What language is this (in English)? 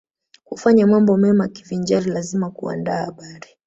Swahili